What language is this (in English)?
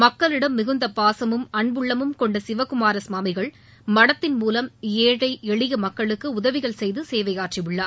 Tamil